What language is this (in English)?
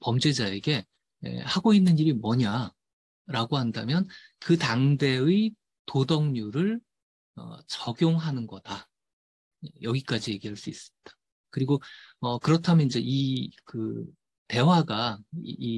Korean